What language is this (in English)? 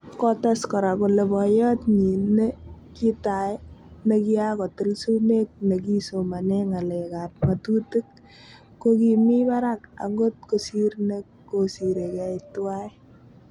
Kalenjin